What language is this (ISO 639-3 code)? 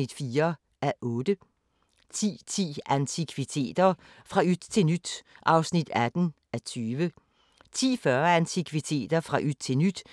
dan